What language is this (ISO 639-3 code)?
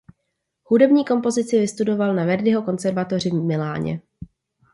ces